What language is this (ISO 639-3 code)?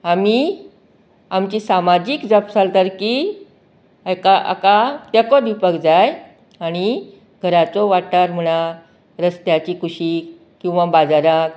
kok